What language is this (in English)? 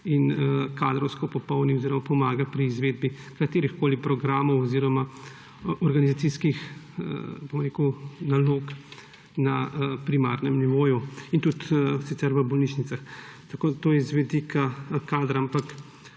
Slovenian